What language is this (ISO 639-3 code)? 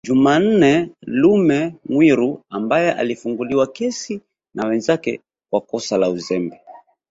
swa